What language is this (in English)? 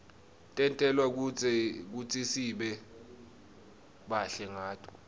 Swati